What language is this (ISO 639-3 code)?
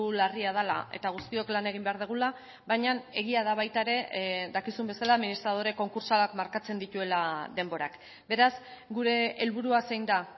eus